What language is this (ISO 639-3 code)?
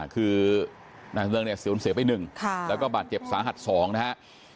tha